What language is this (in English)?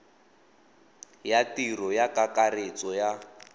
Tswana